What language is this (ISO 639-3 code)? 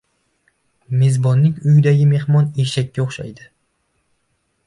uzb